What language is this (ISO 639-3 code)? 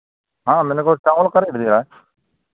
hin